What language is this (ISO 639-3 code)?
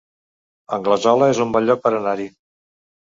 cat